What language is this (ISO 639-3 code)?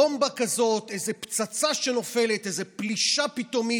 heb